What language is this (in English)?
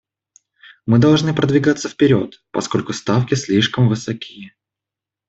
Russian